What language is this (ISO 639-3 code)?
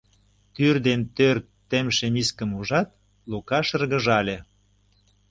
chm